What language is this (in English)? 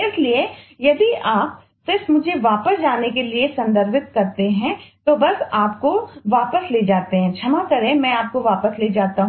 Hindi